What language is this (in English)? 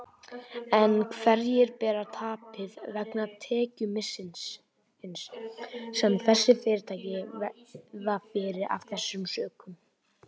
Icelandic